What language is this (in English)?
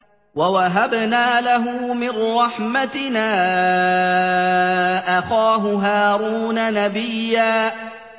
Arabic